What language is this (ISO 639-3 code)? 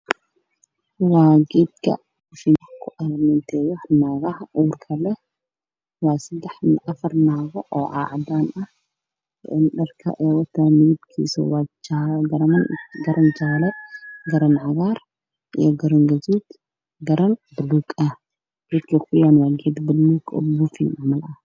som